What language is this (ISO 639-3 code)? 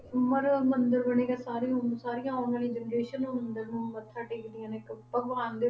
pan